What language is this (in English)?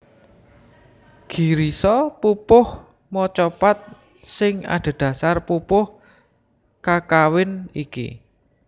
Javanese